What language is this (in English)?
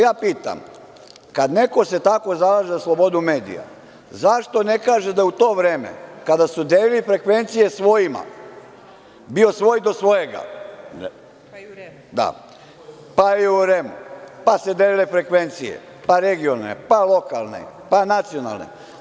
Serbian